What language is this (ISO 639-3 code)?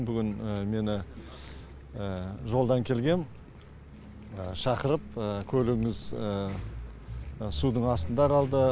kaz